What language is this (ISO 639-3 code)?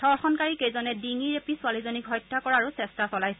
asm